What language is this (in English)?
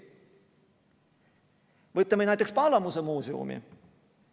Estonian